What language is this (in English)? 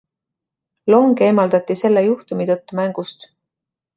Estonian